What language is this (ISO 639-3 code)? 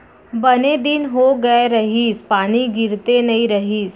hne